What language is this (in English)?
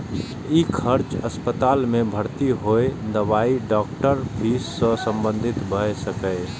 Maithili